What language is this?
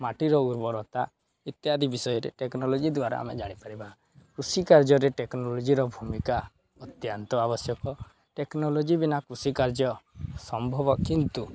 Odia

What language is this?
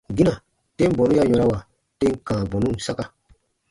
Baatonum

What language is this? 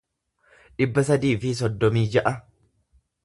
Oromo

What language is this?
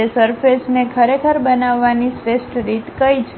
Gujarati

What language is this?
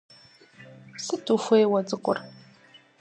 Kabardian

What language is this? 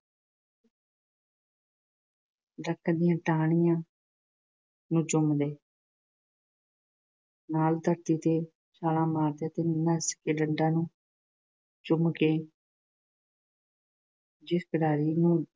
Punjabi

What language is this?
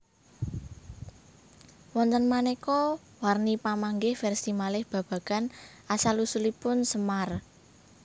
Javanese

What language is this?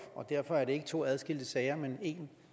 Danish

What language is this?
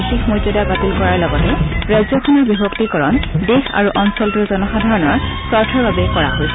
Assamese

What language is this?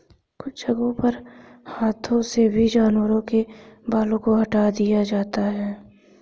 Hindi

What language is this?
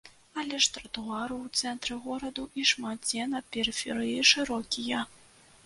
Belarusian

